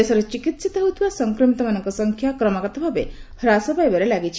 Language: Odia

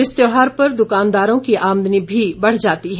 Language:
Hindi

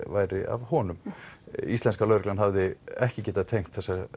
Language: Icelandic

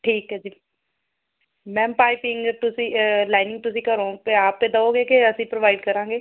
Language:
Punjabi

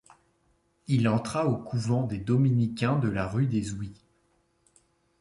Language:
French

